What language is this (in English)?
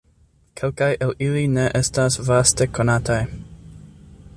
Esperanto